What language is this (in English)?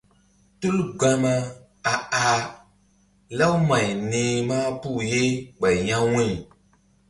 Mbum